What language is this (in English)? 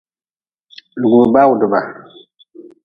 Nawdm